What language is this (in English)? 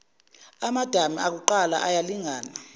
Zulu